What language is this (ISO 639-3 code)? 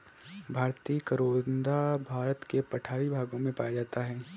hin